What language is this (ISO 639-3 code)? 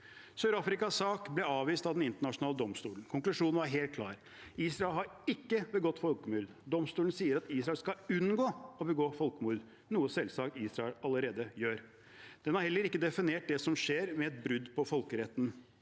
nor